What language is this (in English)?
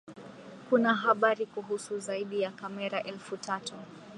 Swahili